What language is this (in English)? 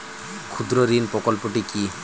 Bangla